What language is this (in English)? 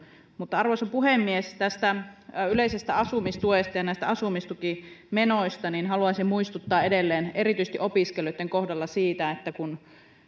Finnish